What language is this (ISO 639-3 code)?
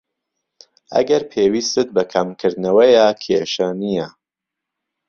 ckb